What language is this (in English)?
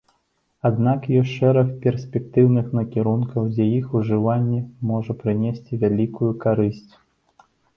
Belarusian